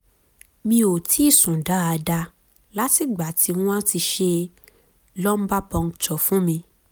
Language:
Yoruba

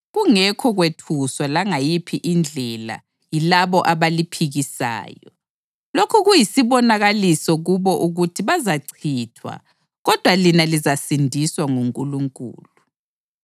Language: North Ndebele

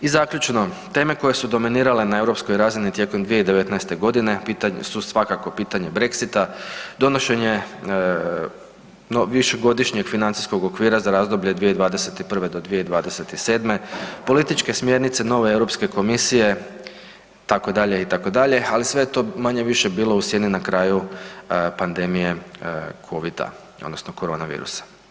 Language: Croatian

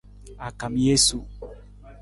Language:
Nawdm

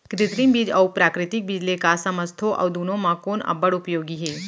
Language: Chhattisgarhi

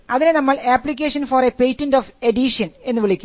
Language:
Malayalam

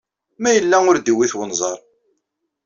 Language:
Kabyle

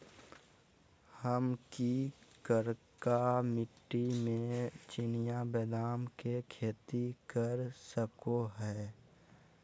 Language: Magahi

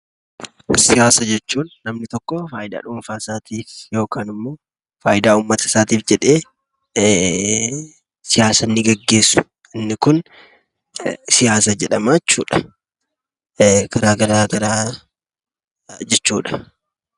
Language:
Oromo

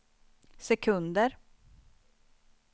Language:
Swedish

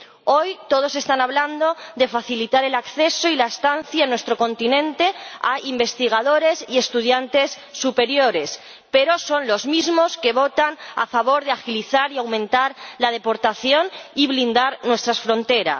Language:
Spanish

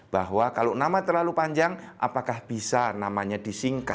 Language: Indonesian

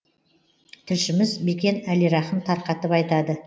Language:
Kazakh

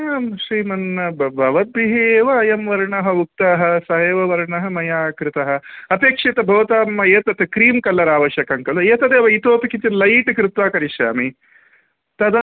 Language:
Sanskrit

